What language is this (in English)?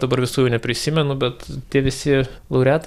Lithuanian